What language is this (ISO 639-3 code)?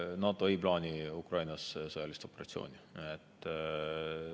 est